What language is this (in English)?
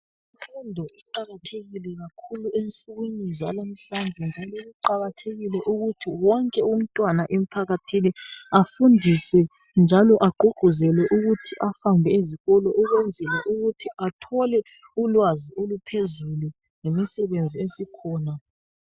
North Ndebele